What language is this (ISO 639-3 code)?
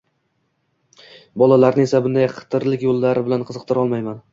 uzb